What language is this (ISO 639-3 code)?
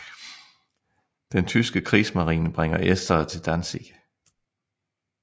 dan